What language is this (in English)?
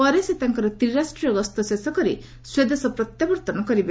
Odia